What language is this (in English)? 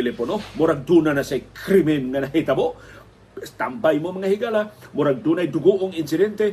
Filipino